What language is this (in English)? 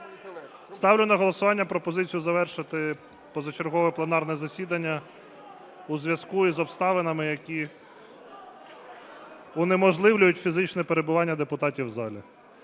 Ukrainian